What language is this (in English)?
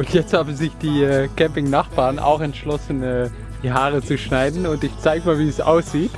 German